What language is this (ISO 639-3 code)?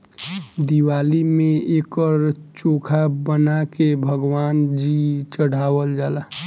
bho